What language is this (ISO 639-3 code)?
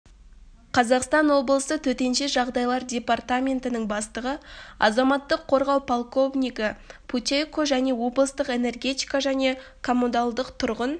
kaz